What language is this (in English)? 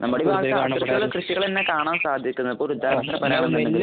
Malayalam